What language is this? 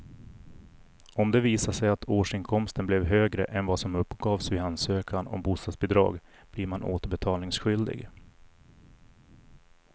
Swedish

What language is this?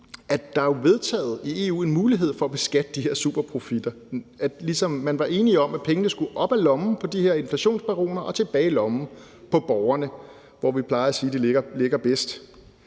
Danish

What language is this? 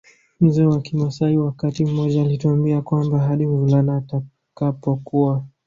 Swahili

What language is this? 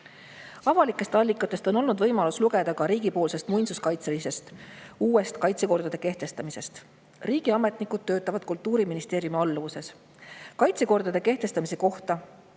Estonian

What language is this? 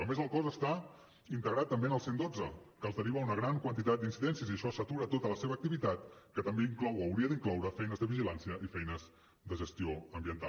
Catalan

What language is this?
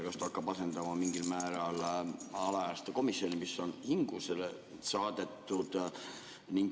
Estonian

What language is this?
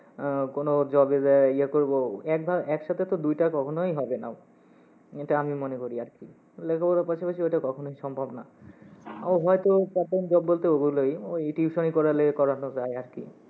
Bangla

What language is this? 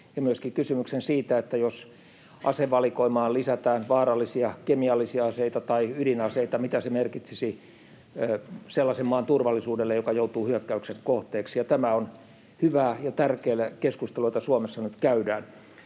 Finnish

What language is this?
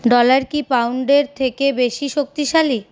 Bangla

